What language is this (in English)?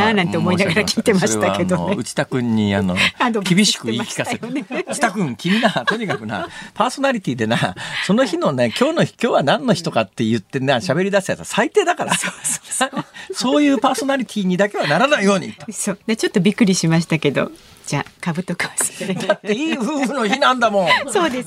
Japanese